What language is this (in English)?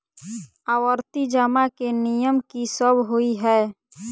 Maithili